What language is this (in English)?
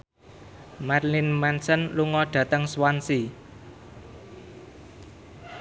Javanese